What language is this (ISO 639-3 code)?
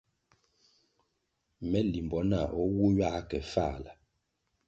nmg